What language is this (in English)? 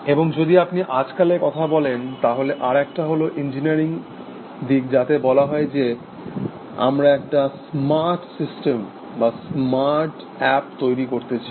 Bangla